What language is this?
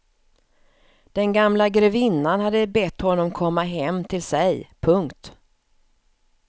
Swedish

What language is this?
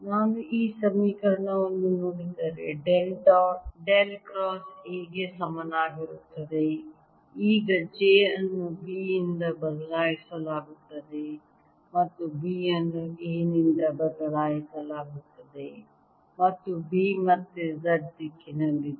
Kannada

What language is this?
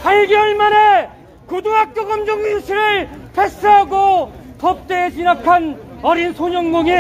Korean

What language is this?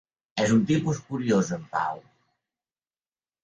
Catalan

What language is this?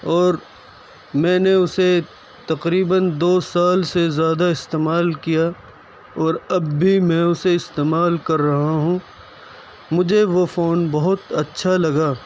Urdu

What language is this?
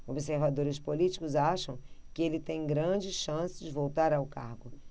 Portuguese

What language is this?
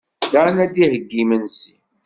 Kabyle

